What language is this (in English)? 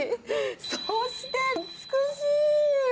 Japanese